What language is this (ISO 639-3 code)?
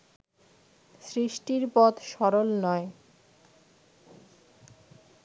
ben